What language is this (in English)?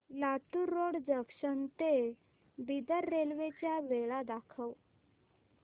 Marathi